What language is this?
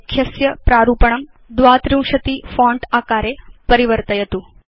Sanskrit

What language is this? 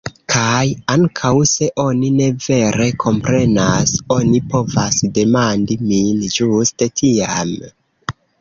Esperanto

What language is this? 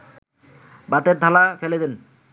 Bangla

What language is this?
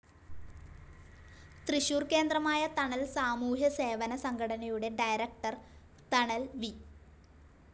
Malayalam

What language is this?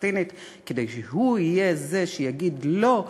Hebrew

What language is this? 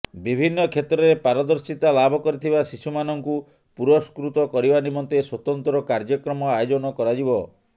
Odia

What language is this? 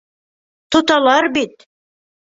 Bashkir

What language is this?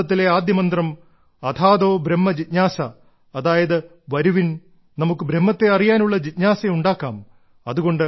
Malayalam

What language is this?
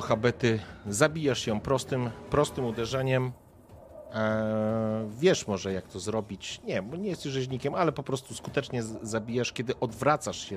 Polish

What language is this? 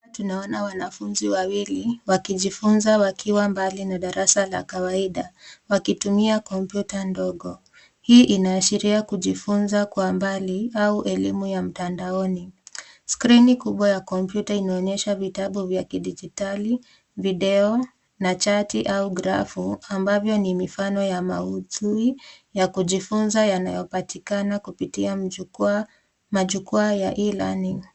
Swahili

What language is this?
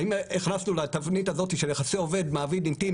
Hebrew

